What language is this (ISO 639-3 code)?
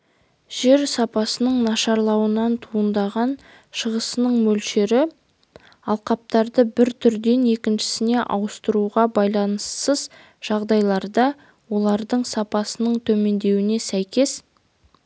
kaz